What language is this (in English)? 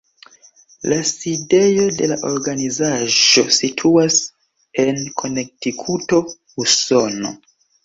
Esperanto